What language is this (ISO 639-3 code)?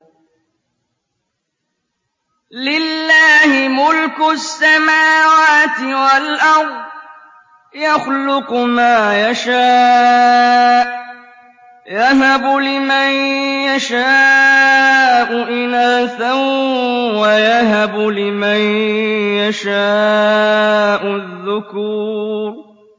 ara